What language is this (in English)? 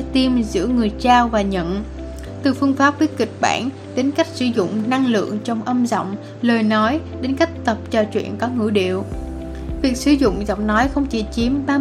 Vietnamese